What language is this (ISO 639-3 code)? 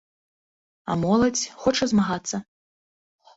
bel